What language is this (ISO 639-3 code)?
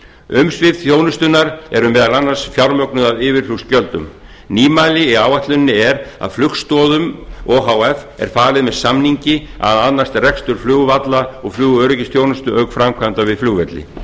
isl